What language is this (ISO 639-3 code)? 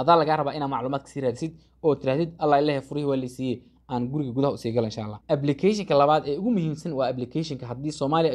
ara